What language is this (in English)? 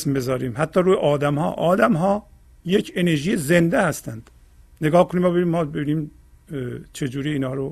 Persian